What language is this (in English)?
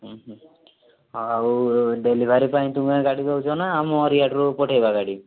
Odia